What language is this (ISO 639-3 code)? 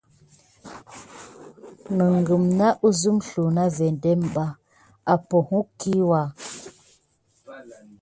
gid